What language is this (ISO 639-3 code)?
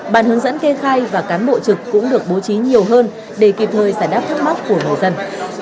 vie